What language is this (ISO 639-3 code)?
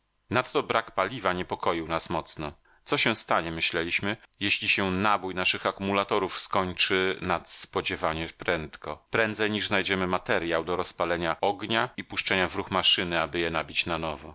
pol